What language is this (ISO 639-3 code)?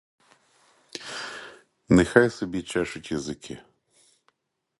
ukr